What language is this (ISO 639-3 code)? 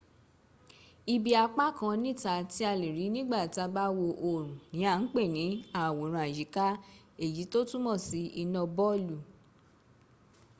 yor